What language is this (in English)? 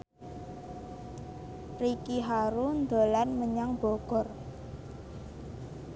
Javanese